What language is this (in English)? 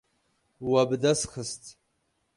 Kurdish